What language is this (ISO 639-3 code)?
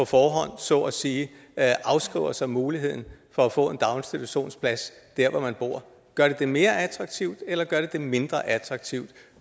dan